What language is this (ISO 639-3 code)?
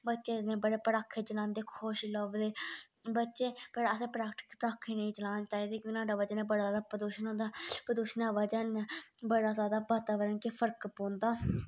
doi